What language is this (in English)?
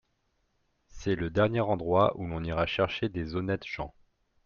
French